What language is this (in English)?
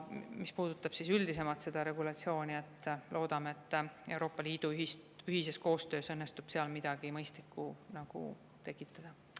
Estonian